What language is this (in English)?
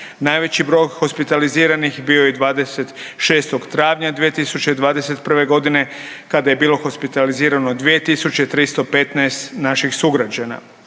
Croatian